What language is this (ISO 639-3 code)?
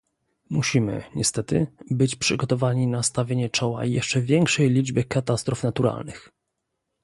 pol